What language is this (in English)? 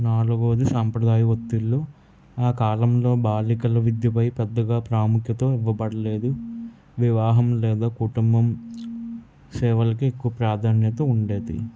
Telugu